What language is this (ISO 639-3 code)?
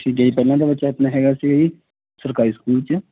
pan